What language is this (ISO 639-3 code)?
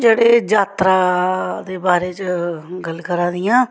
doi